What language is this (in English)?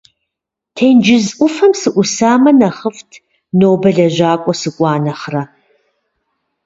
Kabardian